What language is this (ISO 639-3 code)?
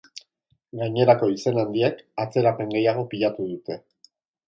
eus